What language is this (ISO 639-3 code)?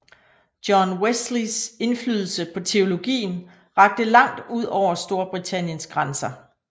dan